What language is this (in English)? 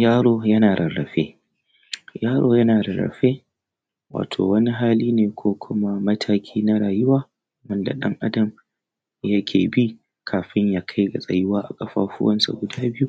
Hausa